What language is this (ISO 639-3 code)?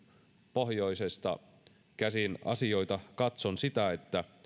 fin